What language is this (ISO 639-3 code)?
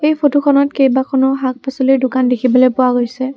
asm